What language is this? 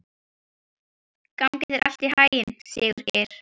Icelandic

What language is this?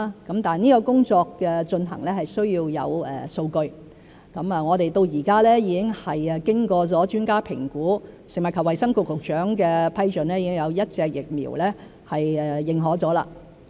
Cantonese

